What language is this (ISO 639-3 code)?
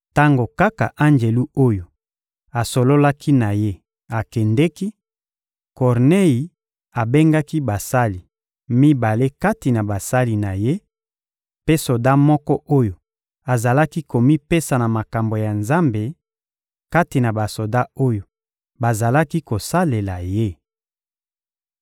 lin